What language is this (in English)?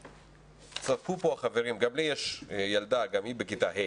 Hebrew